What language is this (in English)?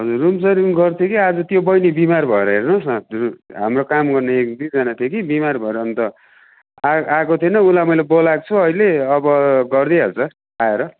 Nepali